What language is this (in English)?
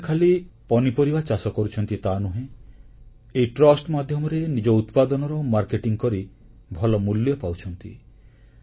Odia